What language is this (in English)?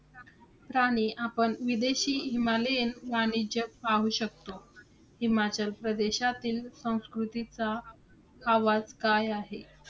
Marathi